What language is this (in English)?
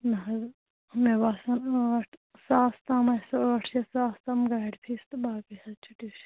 Kashmiri